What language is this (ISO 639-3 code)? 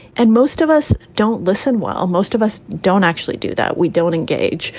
eng